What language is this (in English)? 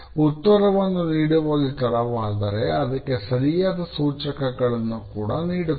Kannada